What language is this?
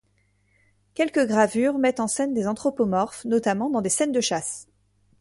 French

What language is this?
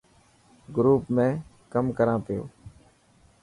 Dhatki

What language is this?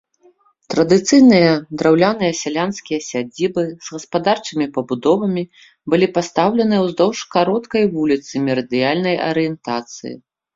Belarusian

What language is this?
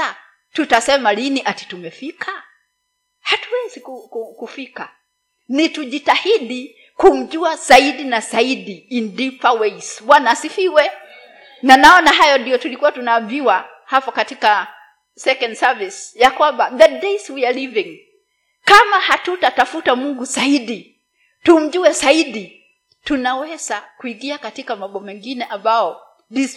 Swahili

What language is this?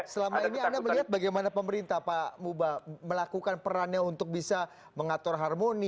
Indonesian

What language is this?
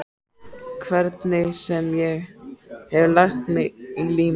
Icelandic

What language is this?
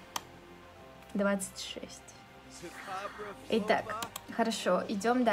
Russian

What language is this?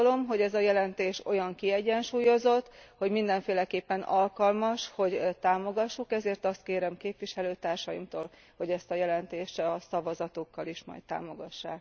Hungarian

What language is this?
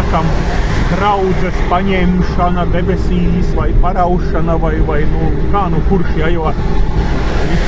Latvian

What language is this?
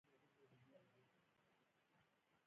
Pashto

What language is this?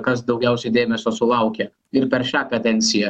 Lithuanian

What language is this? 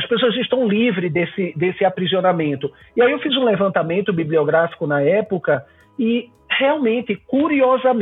Portuguese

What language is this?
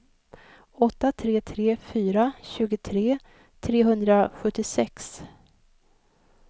Swedish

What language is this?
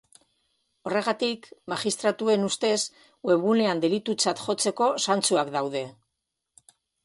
Basque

